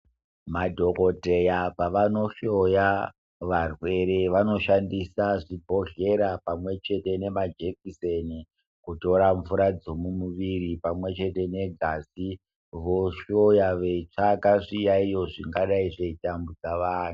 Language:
Ndau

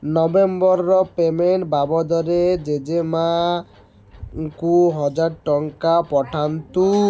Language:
Odia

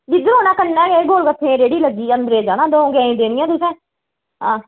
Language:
Dogri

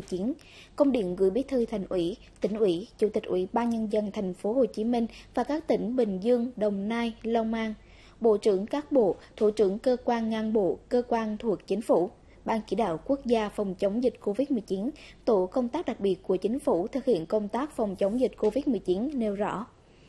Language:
Vietnamese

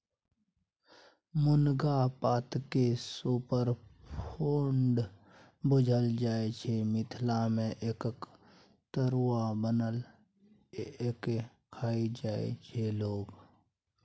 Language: Maithili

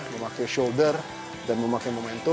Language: Indonesian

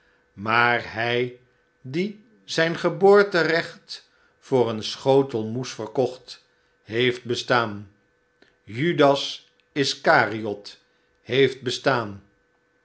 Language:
Dutch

